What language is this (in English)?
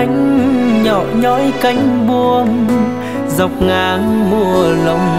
Vietnamese